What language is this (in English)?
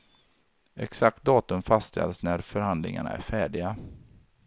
Swedish